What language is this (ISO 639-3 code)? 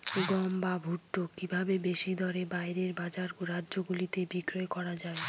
ben